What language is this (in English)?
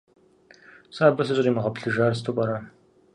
Kabardian